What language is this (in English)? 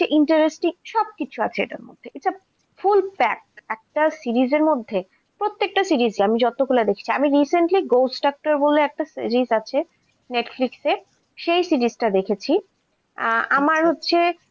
Bangla